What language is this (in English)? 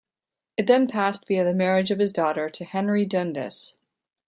English